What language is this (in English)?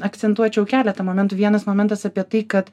Lithuanian